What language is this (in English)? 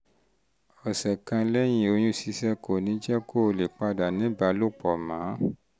Yoruba